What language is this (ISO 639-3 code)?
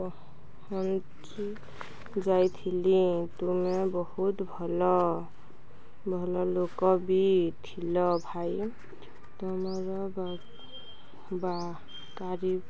ori